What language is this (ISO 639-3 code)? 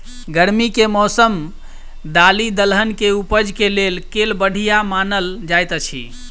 mai